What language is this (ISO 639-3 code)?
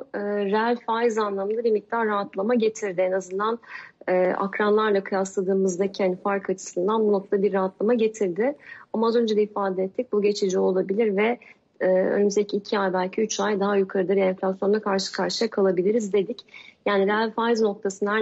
tur